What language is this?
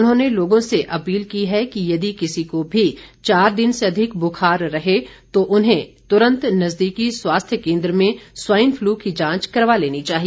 Hindi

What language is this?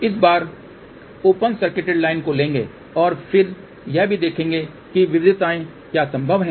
Hindi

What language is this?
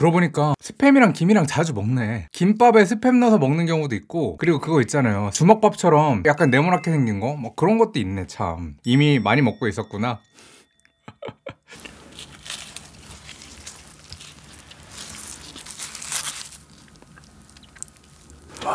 Korean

